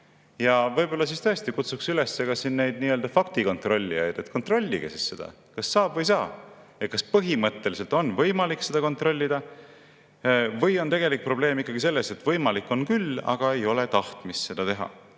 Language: Estonian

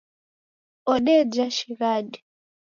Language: Taita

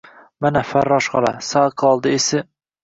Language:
Uzbek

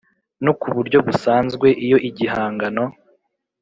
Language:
Kinyarwanda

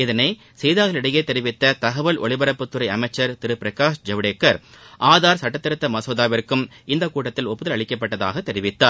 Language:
Tamil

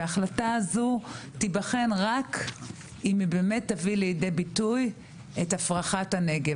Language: Hebrew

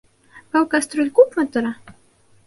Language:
Bashkir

